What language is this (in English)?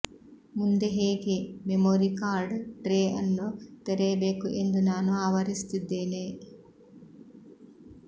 Kannada